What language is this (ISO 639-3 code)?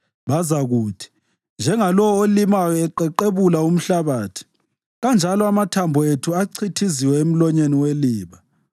nde